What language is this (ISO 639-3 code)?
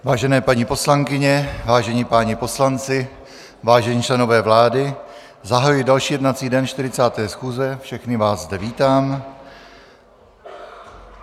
ces